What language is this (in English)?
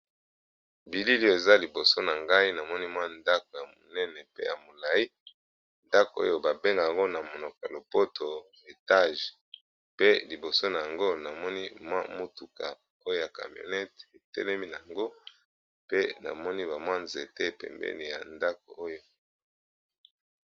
Lingala